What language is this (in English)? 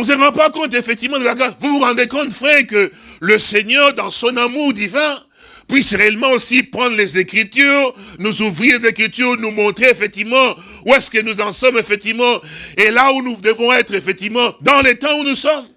French